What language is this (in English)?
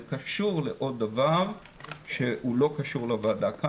Hebrew